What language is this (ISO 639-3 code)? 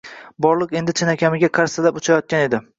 uzb